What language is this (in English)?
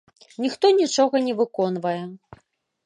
Belarusian